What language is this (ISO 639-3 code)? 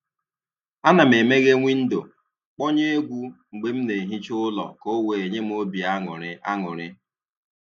ibo